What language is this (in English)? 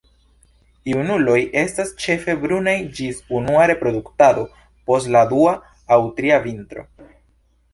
Esperanto